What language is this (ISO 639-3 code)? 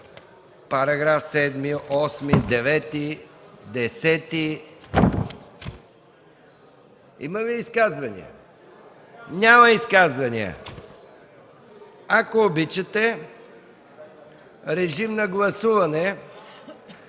bul